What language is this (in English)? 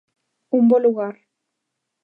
Galician